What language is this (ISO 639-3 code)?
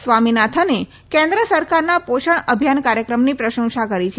guj